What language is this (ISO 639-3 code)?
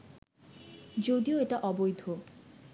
ben